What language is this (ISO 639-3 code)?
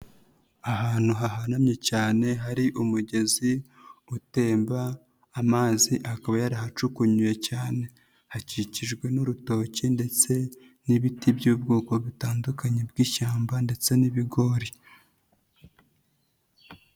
kin